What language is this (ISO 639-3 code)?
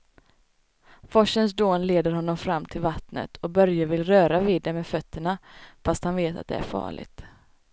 swe